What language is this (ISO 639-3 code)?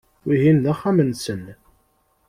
kab